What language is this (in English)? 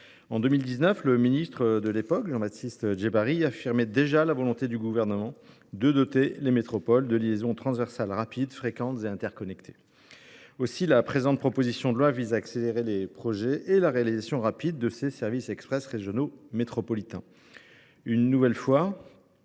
French